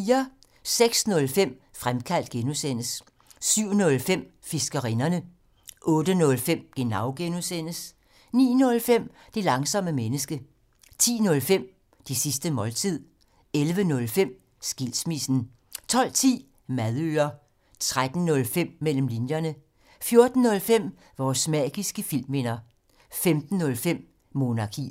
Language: Danish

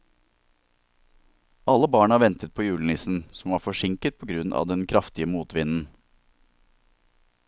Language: Norwegian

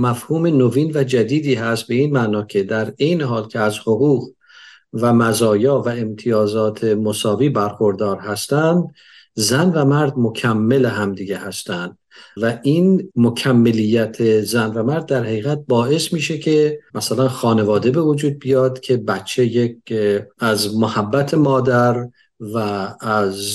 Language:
Persian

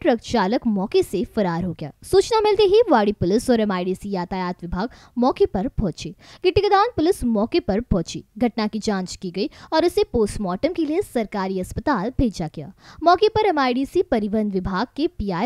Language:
Hindi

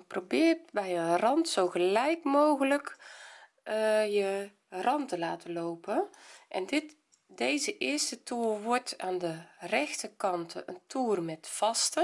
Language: Dutch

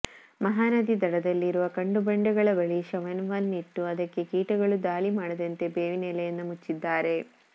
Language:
Kannada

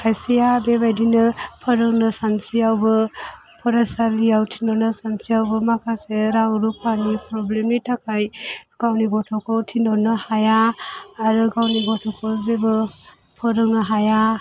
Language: Bodo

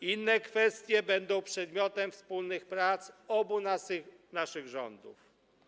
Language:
Polish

